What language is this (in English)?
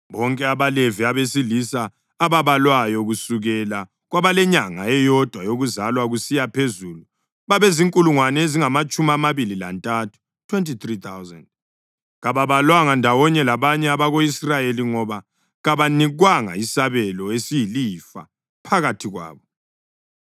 North Ndebele